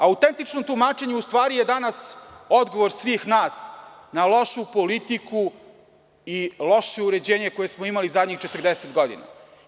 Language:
Serbian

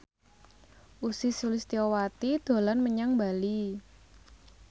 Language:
Javanese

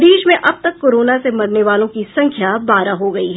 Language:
Hindi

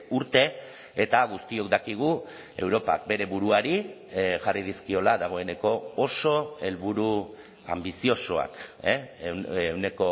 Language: Basque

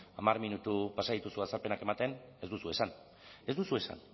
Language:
Basque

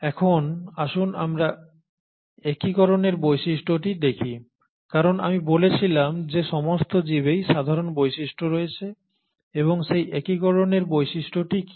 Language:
Bangla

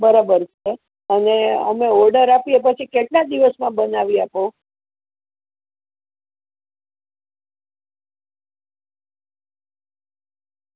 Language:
Gujarati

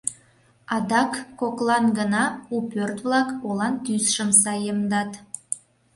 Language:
Mari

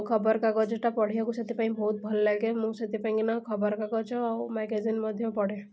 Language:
Odia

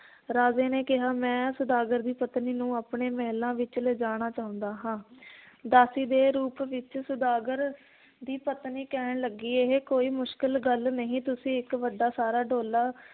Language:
Punjabi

